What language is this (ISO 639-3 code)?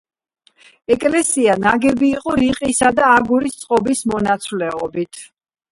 kat